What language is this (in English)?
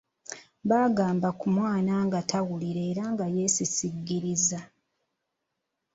Ganda